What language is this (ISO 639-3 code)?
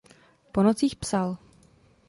ces